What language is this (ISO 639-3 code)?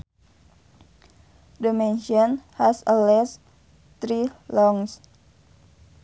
sun